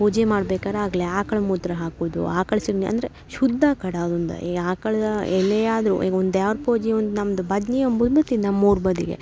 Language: Kannada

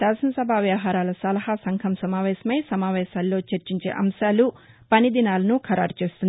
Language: Telugu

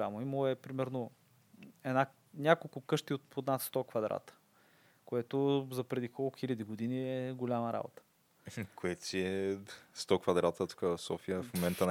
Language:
Bulgarian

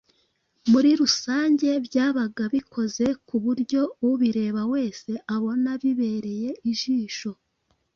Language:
Kinyarwanda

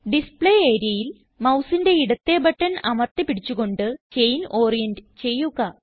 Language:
Malayalam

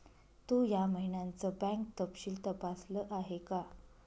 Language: Marathi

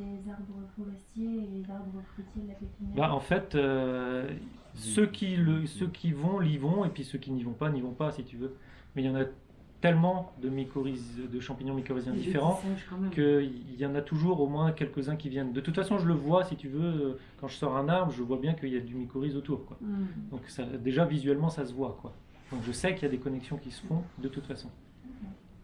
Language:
French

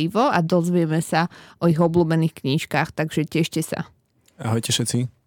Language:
Slovak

